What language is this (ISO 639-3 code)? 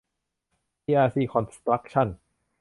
tha